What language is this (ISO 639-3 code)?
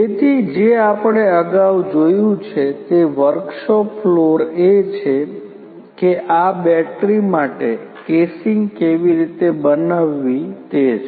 guj